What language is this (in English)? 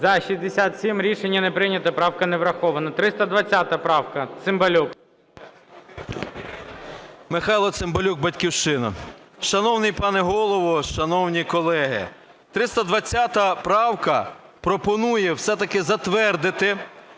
Ukrainian